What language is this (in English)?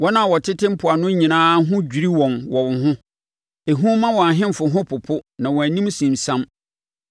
Akan